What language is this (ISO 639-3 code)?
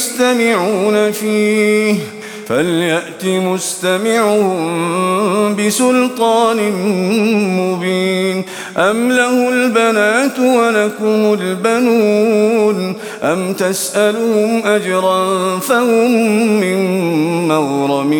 ara